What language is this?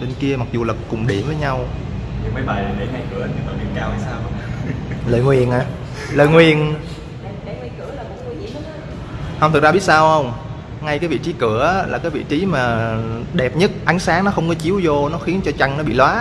Vietnamese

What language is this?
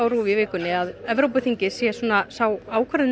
Icelandic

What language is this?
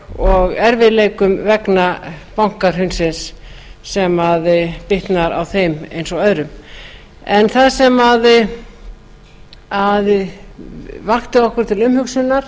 Icelandic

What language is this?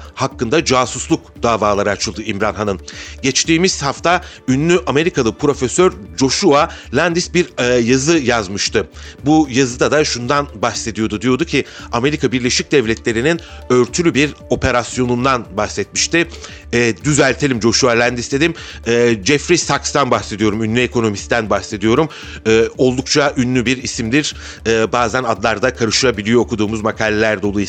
Turkish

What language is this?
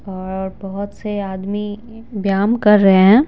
Hindi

